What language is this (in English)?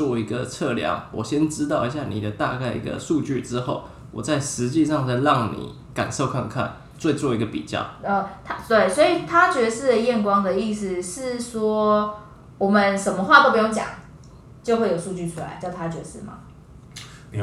Chinese